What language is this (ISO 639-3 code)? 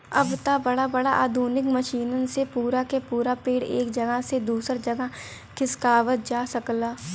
bho